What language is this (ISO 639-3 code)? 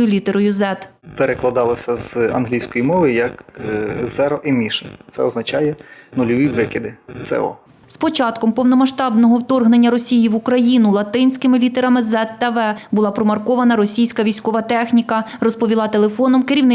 ukr